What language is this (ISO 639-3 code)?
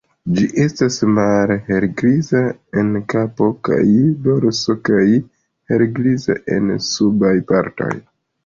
epo